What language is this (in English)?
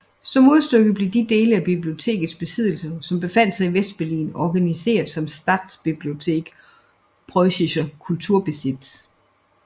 Danish